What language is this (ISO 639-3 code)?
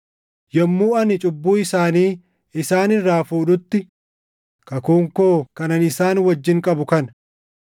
orm